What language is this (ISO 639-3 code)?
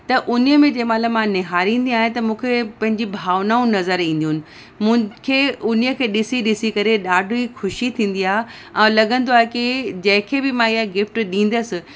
snd